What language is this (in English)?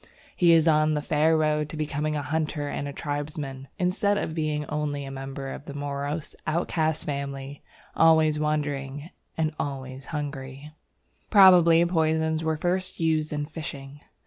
English